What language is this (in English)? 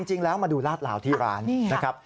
Thai